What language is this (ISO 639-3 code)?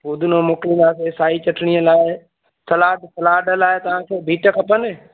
snd